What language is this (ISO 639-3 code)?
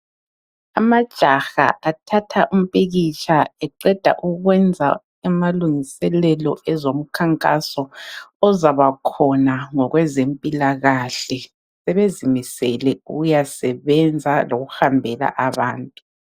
nde